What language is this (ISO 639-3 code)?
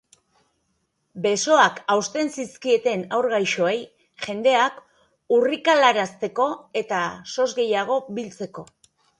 eus